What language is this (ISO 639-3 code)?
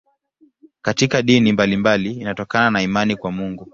swa